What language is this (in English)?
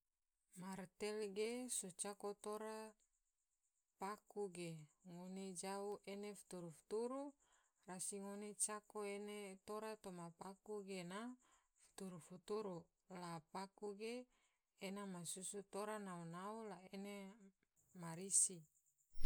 Tidore